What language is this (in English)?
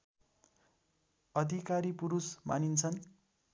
Nepali